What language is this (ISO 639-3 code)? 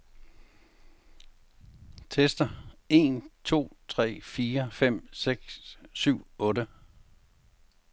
dan